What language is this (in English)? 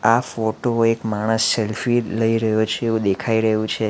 Gujarati